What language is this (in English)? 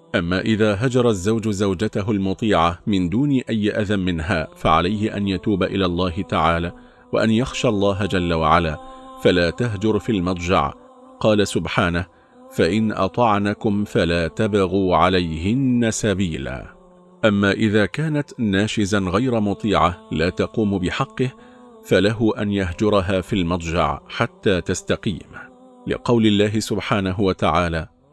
Arabic